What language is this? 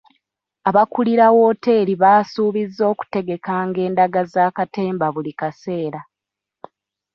Ganda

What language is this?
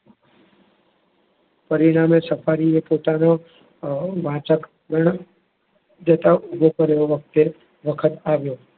Gujarati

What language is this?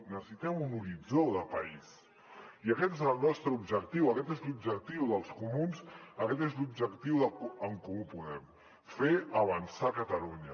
Catalan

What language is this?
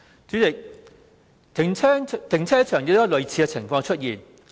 Cantonese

